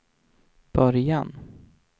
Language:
Swedish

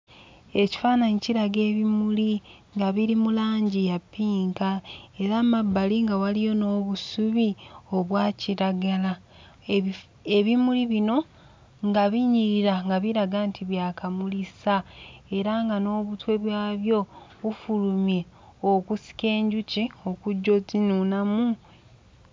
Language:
Ganda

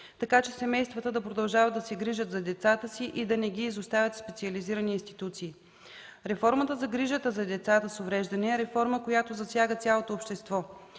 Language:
Bulgarian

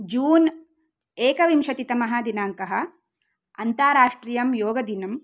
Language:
Sanskrit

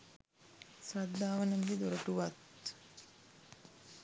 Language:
Sinhala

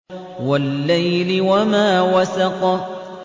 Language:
Arabic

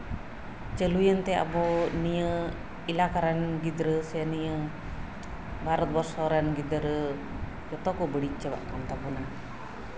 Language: Santali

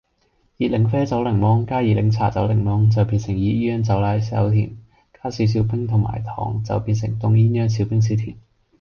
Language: Cantonese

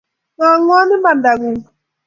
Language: Kalenjin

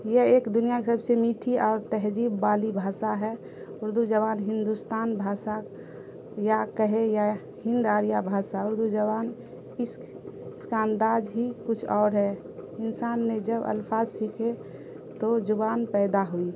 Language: Urdu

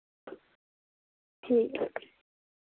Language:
Dogri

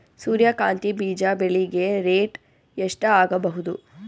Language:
Kannada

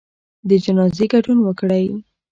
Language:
Pashto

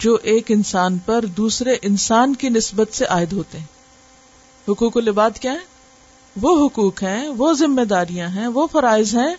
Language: Urdu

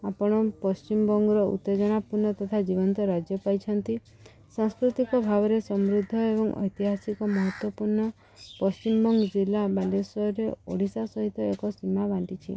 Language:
Odia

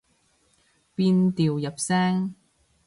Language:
Cantonese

